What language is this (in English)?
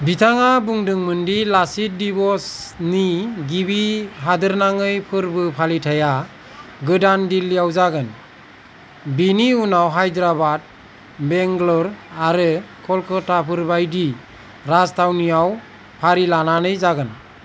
Bodo